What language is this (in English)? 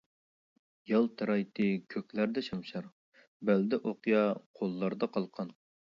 Uyghur